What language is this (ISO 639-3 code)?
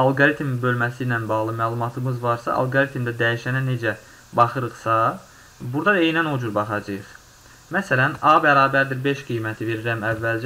tur